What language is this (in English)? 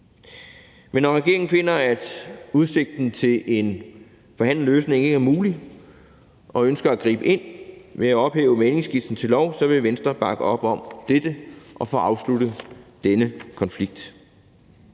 Danish